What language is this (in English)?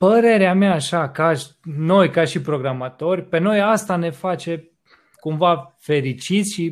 Romanian